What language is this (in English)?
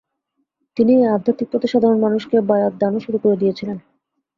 Bangla